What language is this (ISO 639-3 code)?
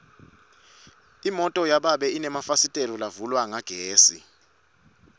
ssw